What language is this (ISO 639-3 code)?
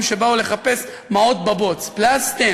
heb